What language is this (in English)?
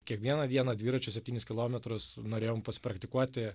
Lithuanian